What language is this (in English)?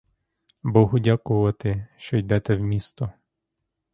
Ukrainian